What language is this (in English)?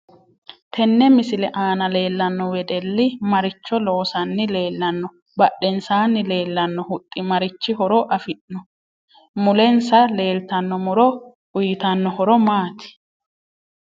Sidamo